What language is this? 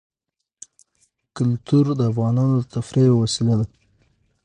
Pashto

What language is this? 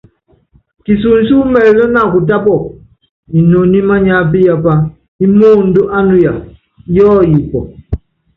Yangben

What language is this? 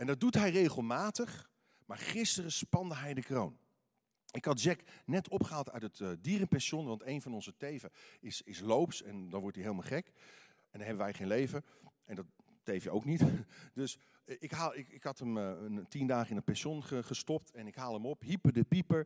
Dutch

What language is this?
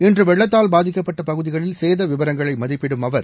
Tamil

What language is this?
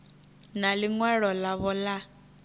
Venda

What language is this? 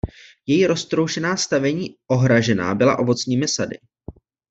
Czech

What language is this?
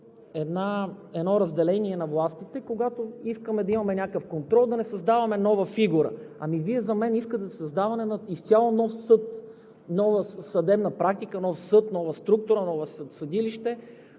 Bulgarian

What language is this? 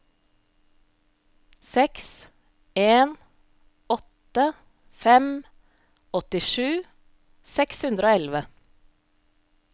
Norwegian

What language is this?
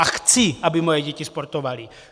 Czech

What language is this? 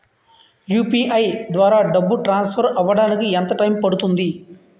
Telugu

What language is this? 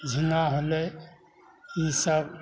Maithili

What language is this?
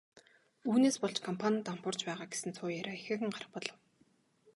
Mongolian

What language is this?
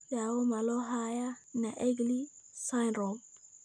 Somali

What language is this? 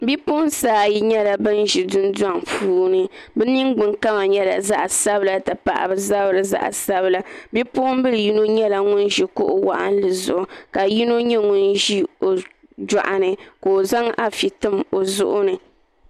Dagbani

